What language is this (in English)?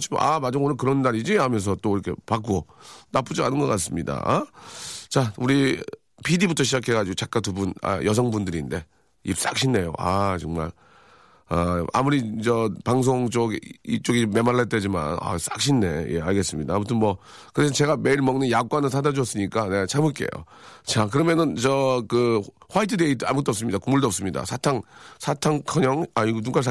Korean